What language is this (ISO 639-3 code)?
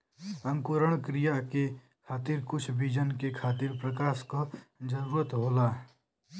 bho